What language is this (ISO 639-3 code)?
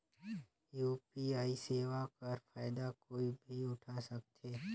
hne